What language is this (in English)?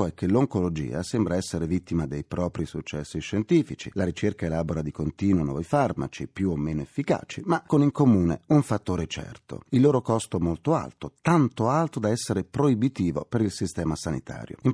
Italian